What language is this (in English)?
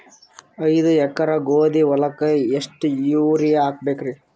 Kannada